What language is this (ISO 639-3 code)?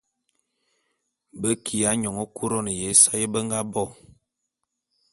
bum